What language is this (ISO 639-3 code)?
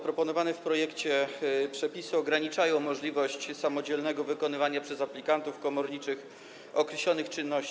pol